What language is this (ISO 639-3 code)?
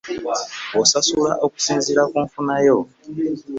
lug